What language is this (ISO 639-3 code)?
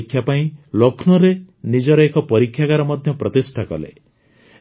ori